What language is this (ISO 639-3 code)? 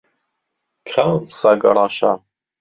ckb